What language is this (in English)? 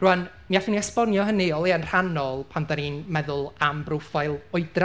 Welsh